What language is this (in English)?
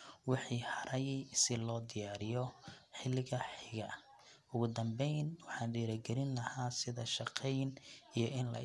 Somali